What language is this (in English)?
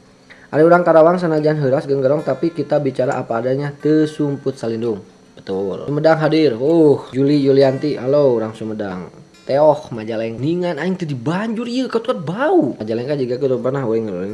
Indonesian